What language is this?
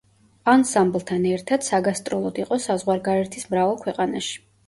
Georgian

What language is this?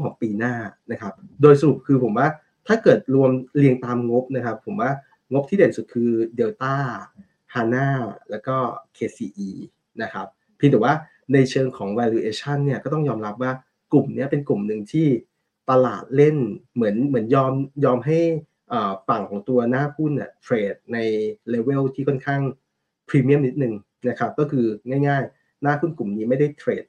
Thai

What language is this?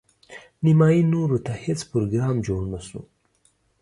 Pashto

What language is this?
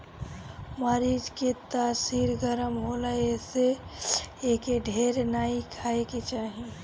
Bhojpuri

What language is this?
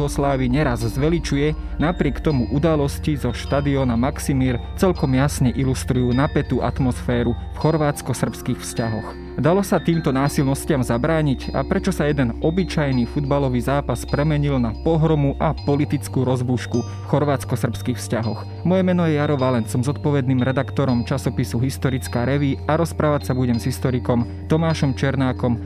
Slovak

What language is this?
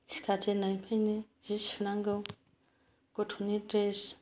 Bodo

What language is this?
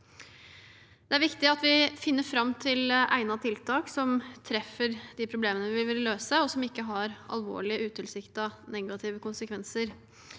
Norwegian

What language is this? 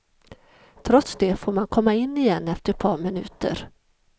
Swedish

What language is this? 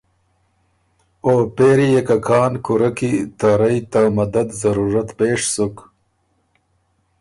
Ormuri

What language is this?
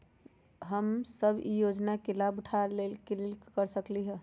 Magahi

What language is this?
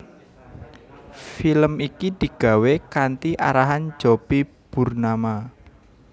Javanese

